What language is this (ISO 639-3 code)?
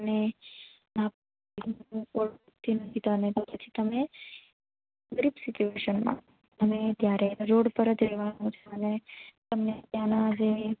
guj